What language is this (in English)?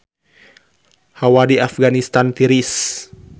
Sundanese